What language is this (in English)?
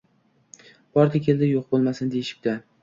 Uzbek